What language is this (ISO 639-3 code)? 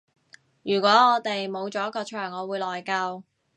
yue